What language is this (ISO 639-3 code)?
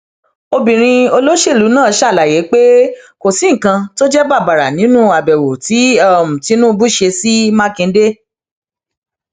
yor